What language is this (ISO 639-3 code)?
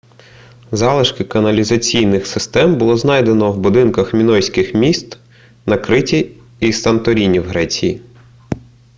ukr